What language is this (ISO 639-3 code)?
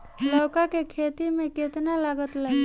bho